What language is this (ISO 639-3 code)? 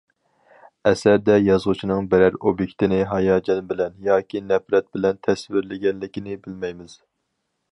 uig